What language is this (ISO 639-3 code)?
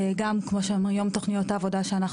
heb